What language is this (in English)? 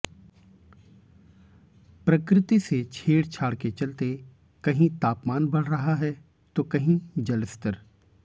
Hindi